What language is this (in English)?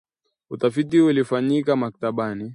Swahili